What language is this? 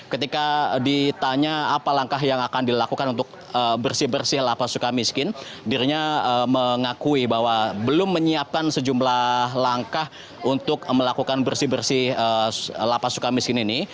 Indonesian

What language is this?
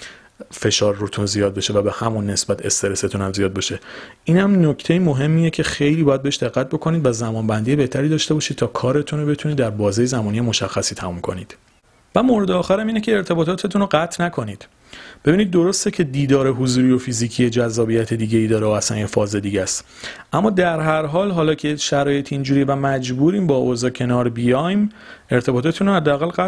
Persian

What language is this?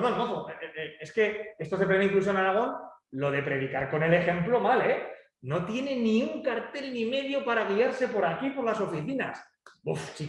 Spanish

